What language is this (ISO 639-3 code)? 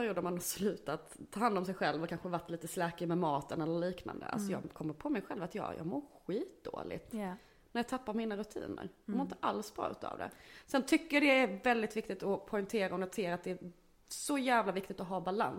swe